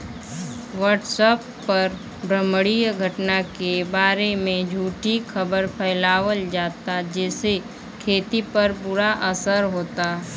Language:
Bhojpuri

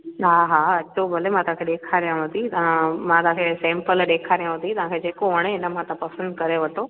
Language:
Sindhi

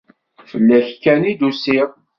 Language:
Kabyle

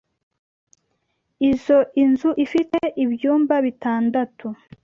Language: Kinyarwanda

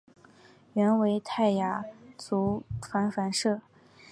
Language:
Chinese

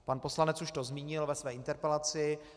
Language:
Czech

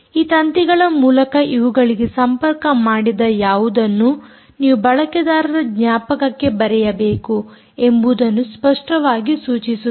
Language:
Kannada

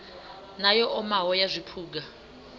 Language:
Venda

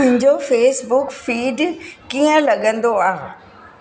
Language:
Sindhi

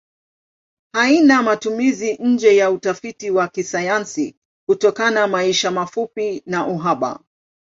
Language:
Swahili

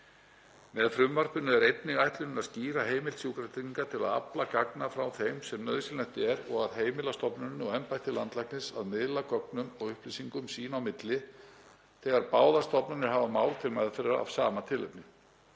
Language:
Icelandic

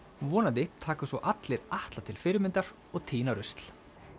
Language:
Icelandic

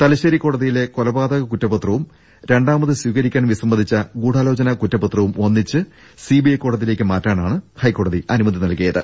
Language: Malayalam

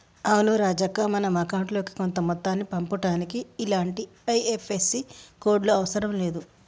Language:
Telugu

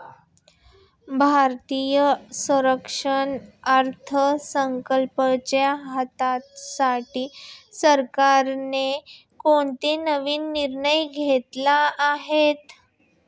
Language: Marathi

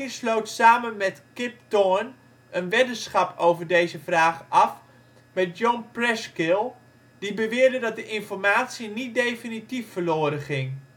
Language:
Dutch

